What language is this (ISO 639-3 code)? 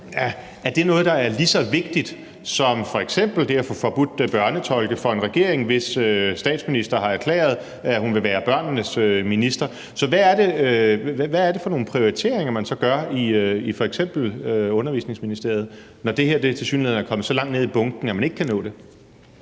dan